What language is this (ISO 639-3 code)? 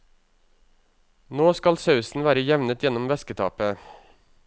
nor